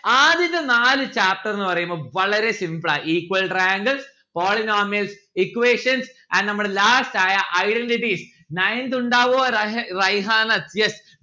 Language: Malayalam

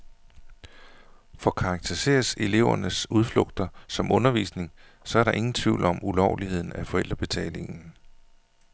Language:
Danish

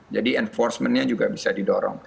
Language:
Indonesian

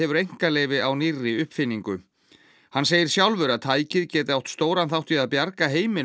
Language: Icelandic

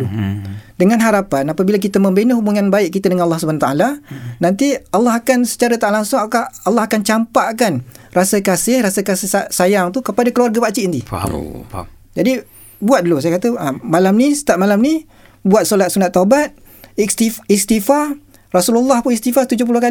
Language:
Malay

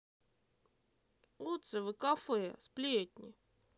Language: Russian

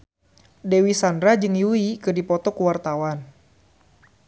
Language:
Sundanese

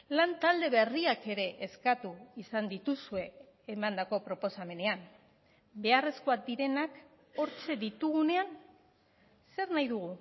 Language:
Basque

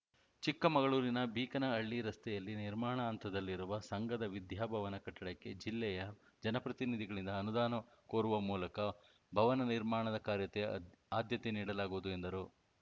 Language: Kannada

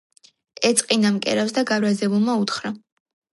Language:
Georgian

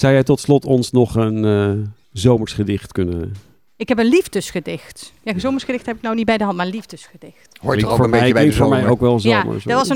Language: Dutch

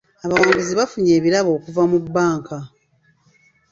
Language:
Ganda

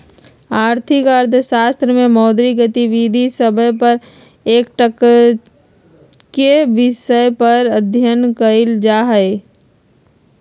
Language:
Magahi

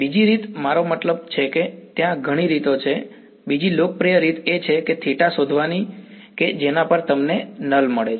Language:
Gujarati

